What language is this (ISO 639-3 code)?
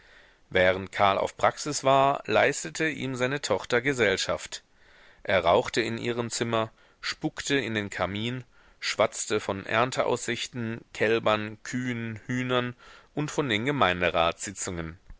deu